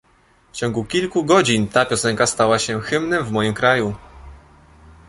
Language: Polish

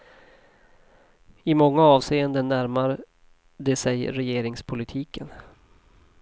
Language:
Swedish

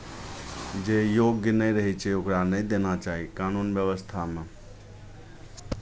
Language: Maithili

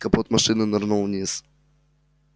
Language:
Russian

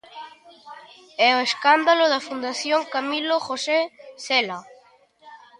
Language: Galician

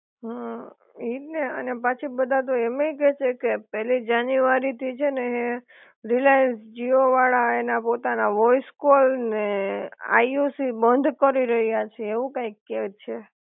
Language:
Gujarati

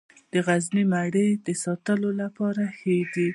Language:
Pashto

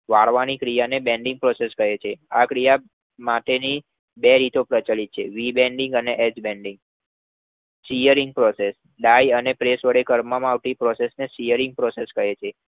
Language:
Gujarati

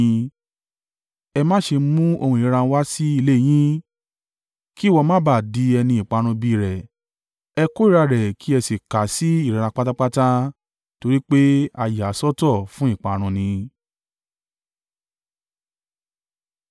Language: Yoruba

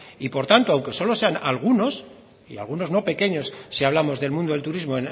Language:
Spanish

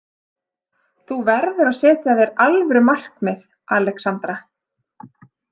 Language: Icelandic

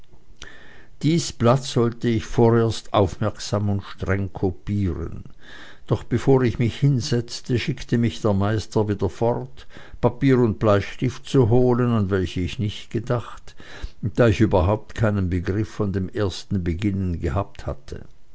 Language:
German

